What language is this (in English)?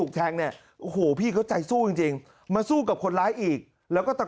Thai